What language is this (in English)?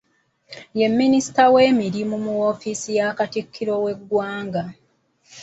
Ganda